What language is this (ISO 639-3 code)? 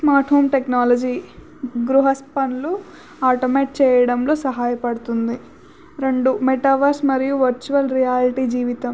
tel